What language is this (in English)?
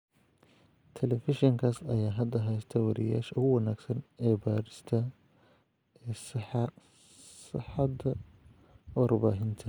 Somali